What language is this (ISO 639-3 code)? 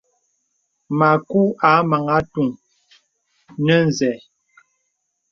beb